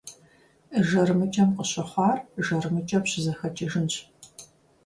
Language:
Kabardian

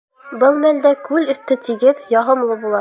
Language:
Bashkir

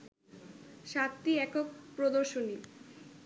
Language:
Bangla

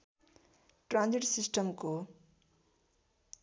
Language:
Nepali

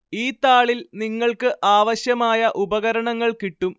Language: Malayalam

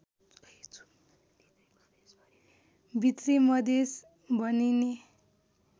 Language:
Nepali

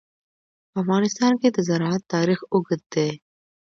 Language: Pashto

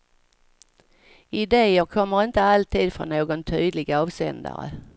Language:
Swedish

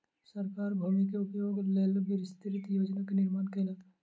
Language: Maithili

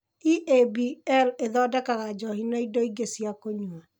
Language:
Kikuyu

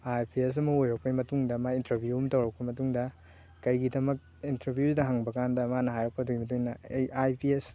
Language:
Manipuri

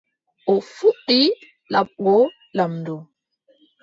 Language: Adamawa Fulfulde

